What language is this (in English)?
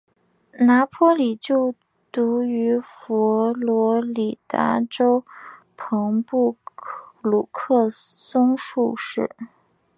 Chinese